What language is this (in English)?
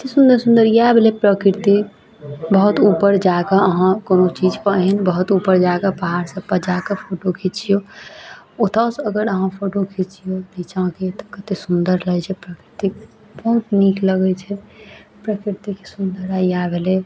Maithili